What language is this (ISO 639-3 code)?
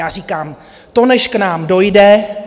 ces